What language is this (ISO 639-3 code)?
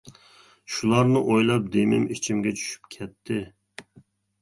uig